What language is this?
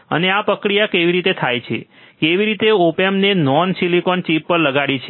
Gujarati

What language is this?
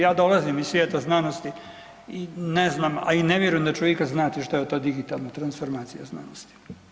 Croatian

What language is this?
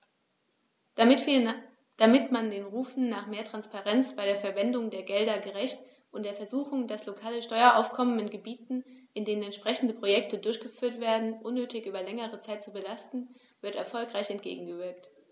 German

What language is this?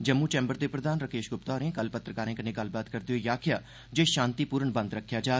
Dogri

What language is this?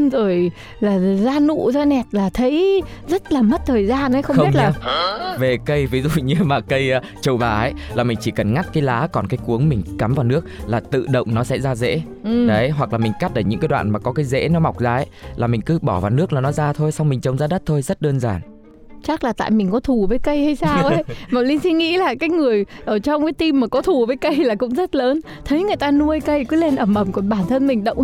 Vietnamese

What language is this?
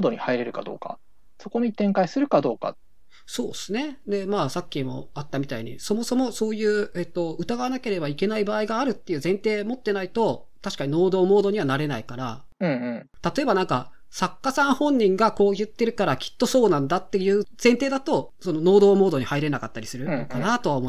Japanese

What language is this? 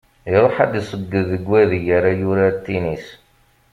Kabyle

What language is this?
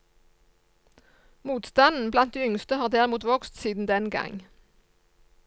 Norwegian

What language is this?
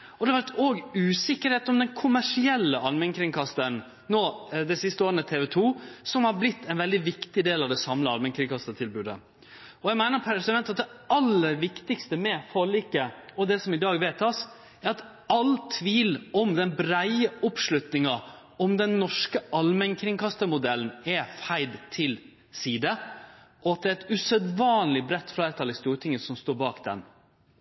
Norwegian Nynorsk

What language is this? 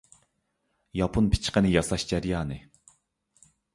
Uyghur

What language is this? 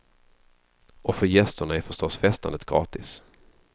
Swedish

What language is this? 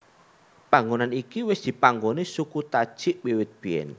Javanese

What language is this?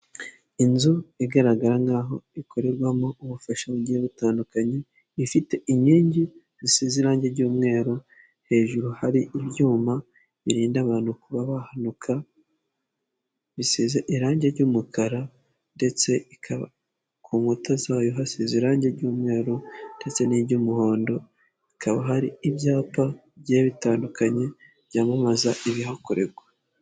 Kinyarwanda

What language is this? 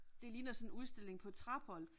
Danish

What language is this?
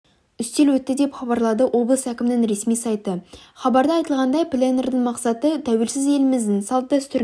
Kazakh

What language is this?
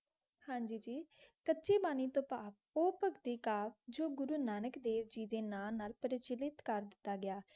Punjabi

